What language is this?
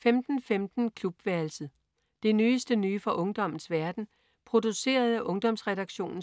Danish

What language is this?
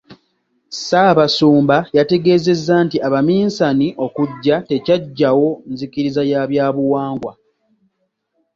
Ganda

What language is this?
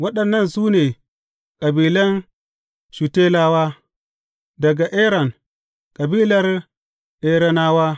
Hausa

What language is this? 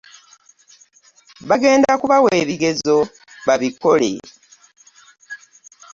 Ganda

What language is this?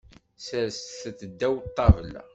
Kabyle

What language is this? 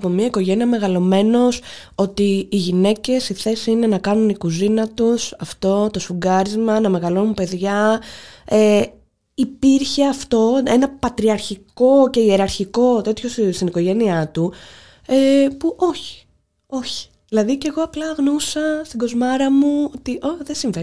Greek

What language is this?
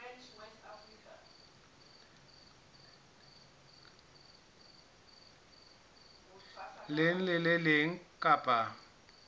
Southern Sotho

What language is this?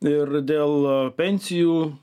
Lithuanian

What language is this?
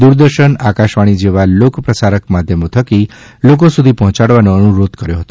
Gujarati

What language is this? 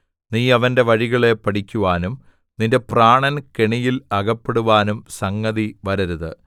Malayalam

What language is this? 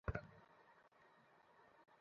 Bangla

